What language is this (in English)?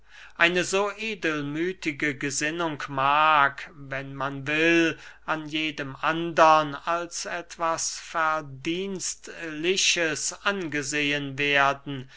German